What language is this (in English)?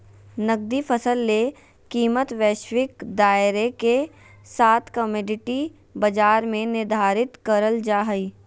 Magahi